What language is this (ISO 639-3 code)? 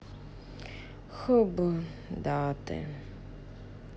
rus